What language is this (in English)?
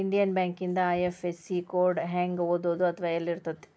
Kannada